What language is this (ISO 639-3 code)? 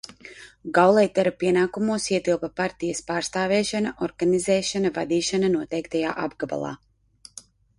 lav